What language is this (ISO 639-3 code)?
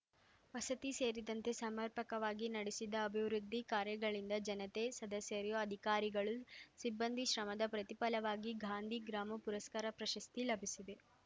kan